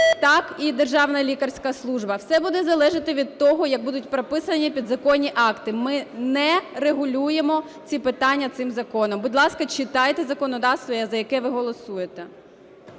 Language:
Ukrainian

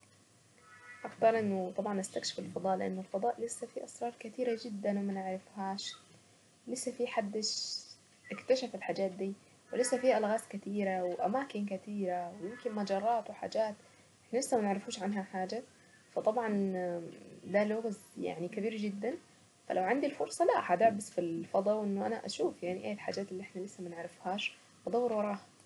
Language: Saidi Arabic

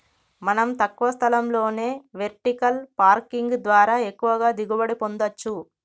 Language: Telugu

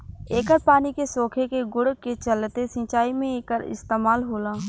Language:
Bhojpuri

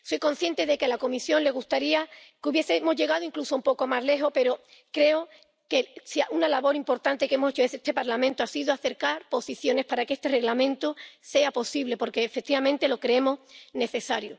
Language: Spanish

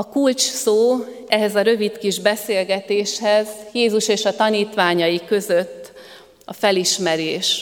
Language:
Hungarian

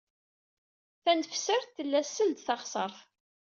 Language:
Kabyle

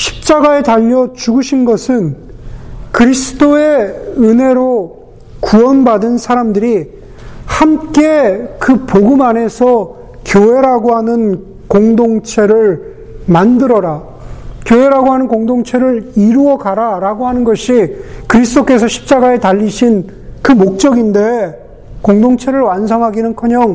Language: Korean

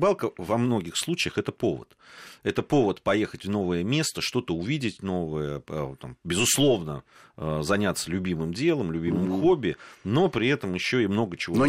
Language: Russian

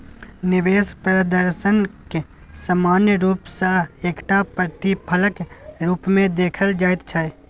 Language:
Maithili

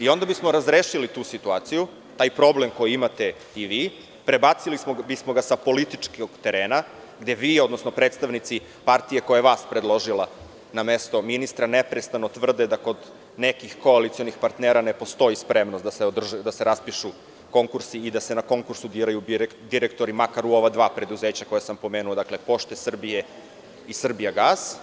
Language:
Serbian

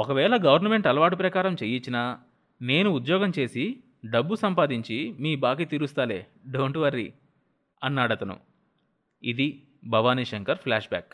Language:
Telugu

